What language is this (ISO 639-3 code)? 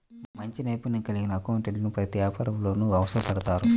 tel